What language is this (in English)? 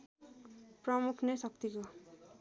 Nepali